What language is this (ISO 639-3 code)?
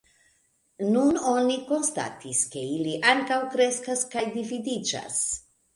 epo